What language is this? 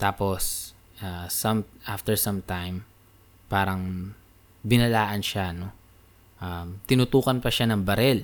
Filipino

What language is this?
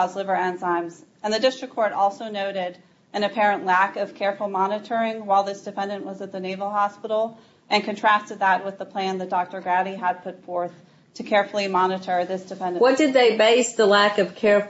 English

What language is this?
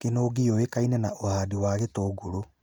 Kikuyu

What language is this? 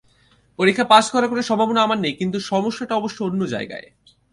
Bangla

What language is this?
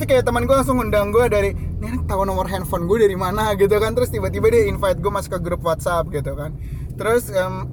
Indonesian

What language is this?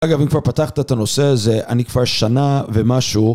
Hebrew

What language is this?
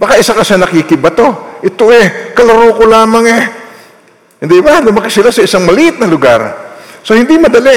Filipino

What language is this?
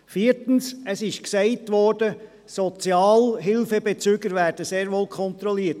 Swiss German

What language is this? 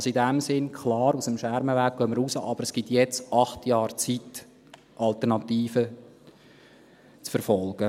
Swiss German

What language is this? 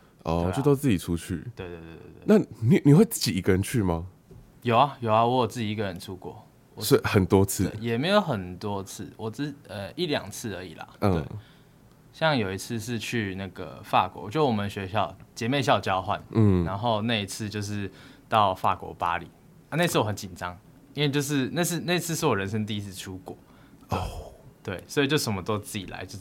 Chinese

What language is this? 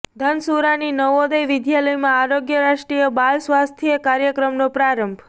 Gujarati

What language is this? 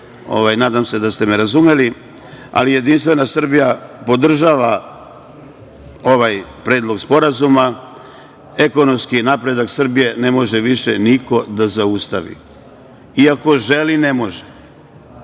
Serbian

